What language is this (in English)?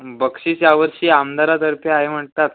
Marathi